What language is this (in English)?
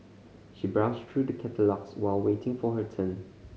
English